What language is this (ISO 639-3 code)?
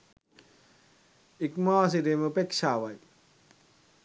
sin